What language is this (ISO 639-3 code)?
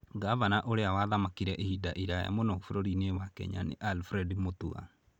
kik